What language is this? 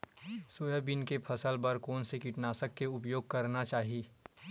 Chhattisgarhi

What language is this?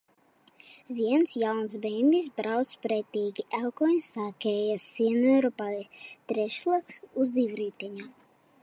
Latvian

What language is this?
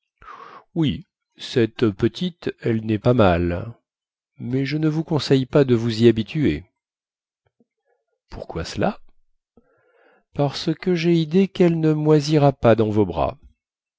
French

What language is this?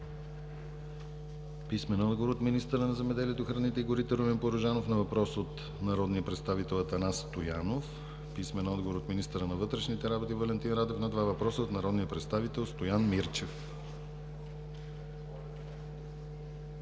Bulgarian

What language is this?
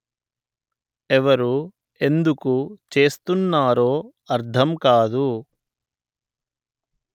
Telugu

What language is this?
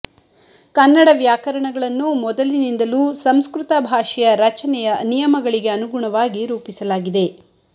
Kannada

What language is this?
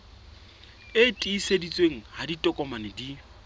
Southern Sotho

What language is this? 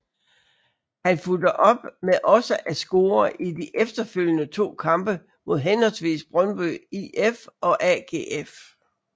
Danish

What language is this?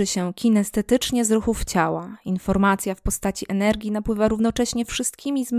Polish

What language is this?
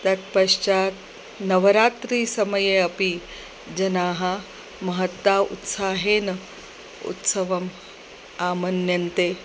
Sanskrit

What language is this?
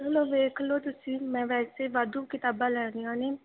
Punjabi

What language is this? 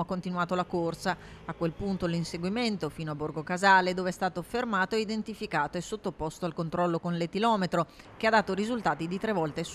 Italian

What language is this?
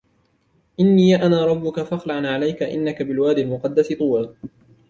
Arabic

